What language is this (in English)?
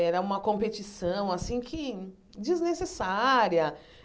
Portuguese